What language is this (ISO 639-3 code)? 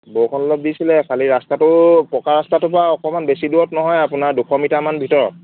asm